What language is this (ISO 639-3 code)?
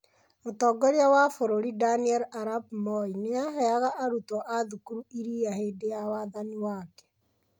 kik